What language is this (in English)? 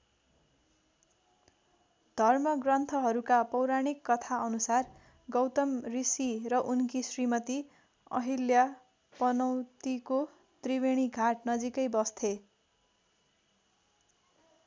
Nepali